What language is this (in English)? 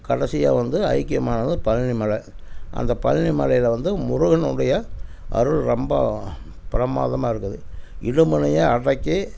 Tamil